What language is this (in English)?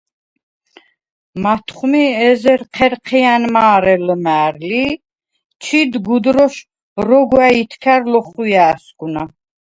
Svan